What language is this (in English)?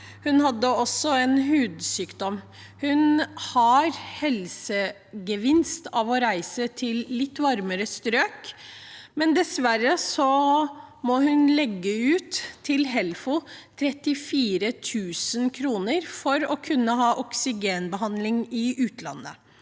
Norwegian